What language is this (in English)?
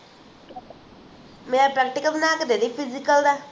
Punjabi